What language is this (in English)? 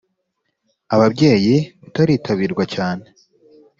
Kinyarwanda